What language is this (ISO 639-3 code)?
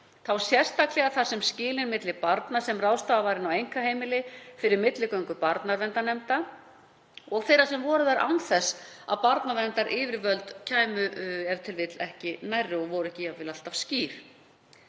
isl